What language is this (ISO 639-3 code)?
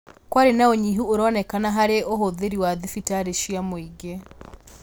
kik